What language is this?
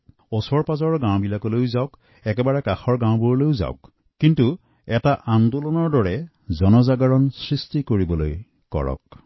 Assamese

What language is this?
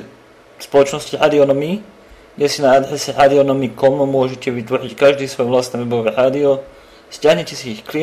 Slovak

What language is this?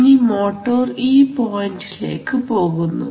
Malayalam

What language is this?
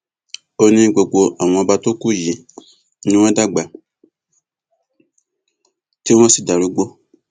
Yoruba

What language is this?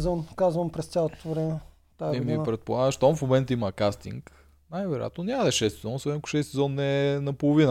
Bulgarian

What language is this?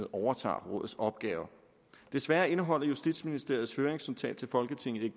Danish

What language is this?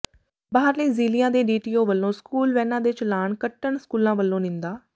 Punjabi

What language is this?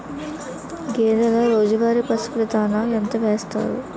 Telugu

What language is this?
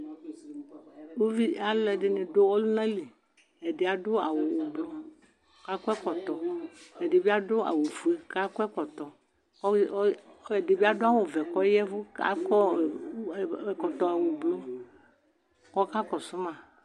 Ikposo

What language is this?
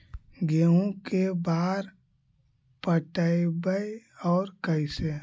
Magahi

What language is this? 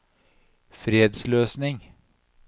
Norwegian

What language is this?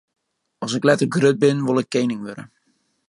Western Frisian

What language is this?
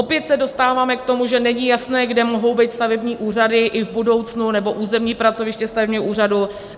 Czech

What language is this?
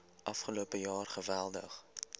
Afrikaans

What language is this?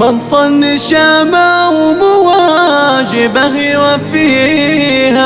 Arabic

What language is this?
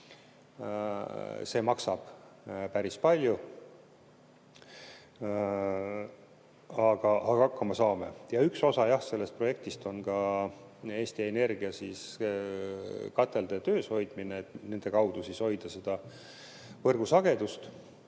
Estonian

